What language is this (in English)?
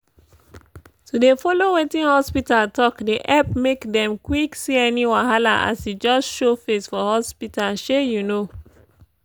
Nigerian Pidgin